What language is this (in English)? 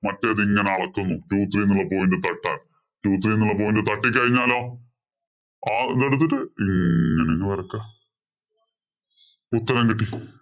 Malayalam